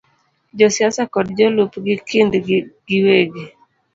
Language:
Luo (Kenya and Tanzania)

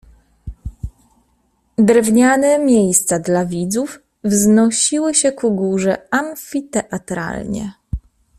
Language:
Polish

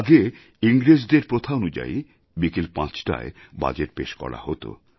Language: Bangla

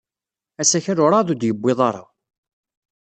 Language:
Kabyle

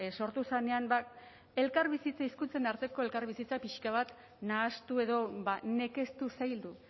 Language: Basque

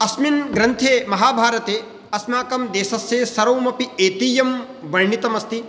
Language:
Sanskrit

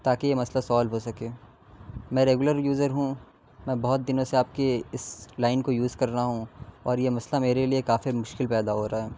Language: Urdu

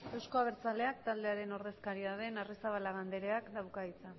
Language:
Basque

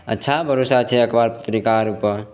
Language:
Maithili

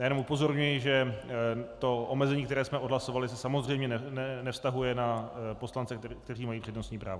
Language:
Czech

